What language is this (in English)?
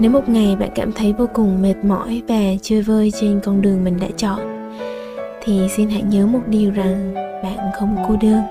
Vietnamese